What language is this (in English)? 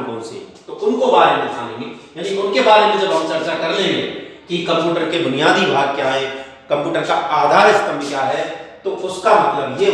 Hindi